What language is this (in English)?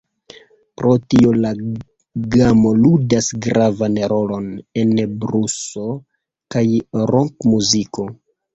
Esperanto